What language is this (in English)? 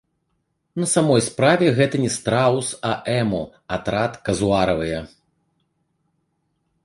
Belarusian